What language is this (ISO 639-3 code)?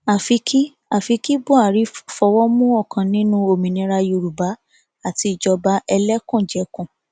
yor